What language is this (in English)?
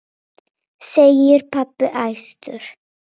Icelandic